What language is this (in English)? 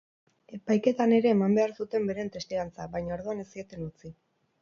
Basque